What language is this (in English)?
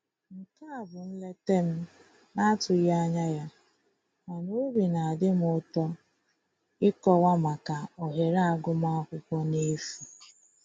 Igbo